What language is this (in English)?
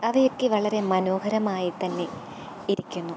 Malayalam